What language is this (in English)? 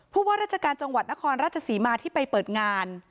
Thai